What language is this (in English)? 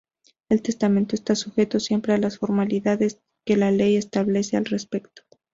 Spanish